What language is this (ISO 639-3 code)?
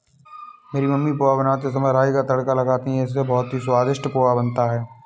hin